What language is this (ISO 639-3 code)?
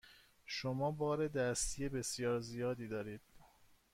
fas